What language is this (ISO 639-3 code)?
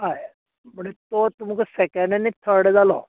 kok